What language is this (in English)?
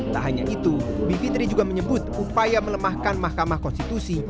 Indonesian